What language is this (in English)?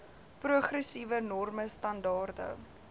Afrikaans